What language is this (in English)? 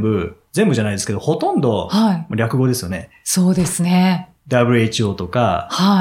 Japanese